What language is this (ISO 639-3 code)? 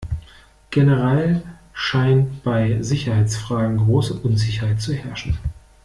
deu